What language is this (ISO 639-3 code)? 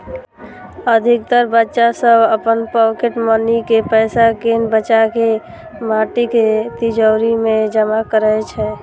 mai